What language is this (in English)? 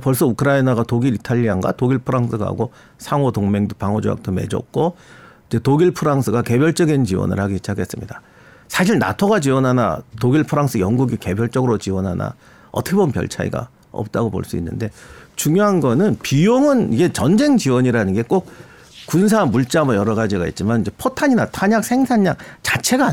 Korean